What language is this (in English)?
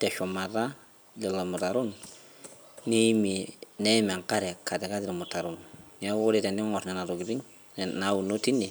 Masai